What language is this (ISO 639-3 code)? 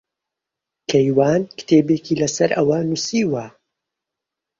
ckb